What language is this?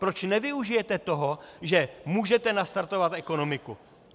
Czech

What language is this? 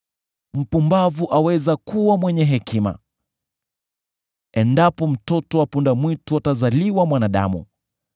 Swahili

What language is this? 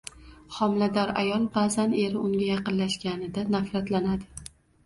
Uzbek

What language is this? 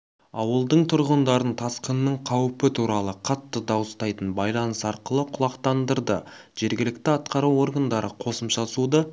Kazakh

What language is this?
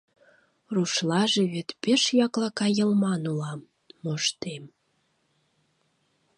Mari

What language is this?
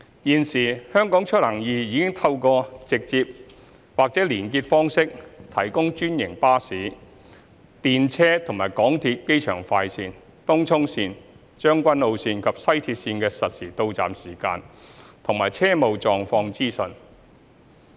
Cantonese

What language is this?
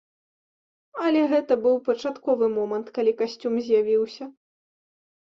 Belarusian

